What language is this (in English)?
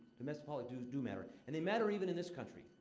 English